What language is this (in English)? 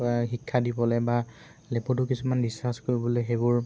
Assamese